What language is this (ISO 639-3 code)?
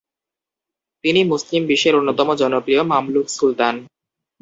ben